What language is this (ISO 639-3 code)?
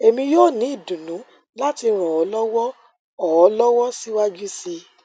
yor